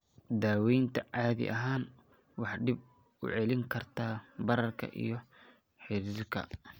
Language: Somali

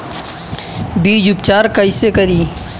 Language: Bhojpuri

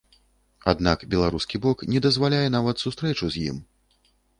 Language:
Belarusian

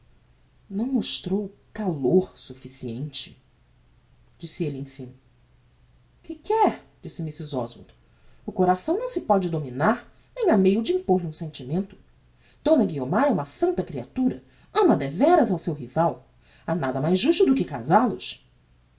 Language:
Portuguese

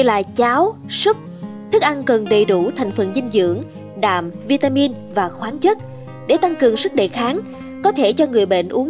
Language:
Vietnamese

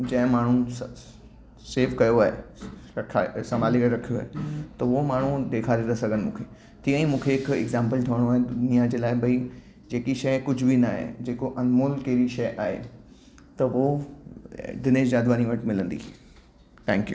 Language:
Sindhi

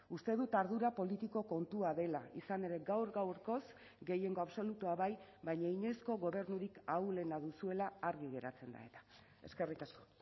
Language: Basque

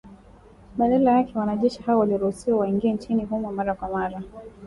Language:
Swahili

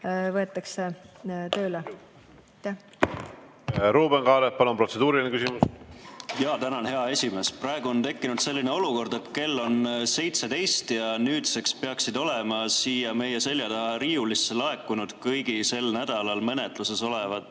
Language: Estonian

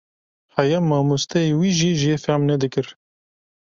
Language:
Kurdish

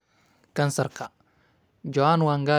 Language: Somali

